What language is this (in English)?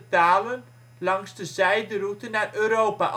Dutch